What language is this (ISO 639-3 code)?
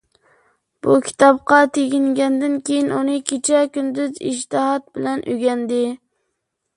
uig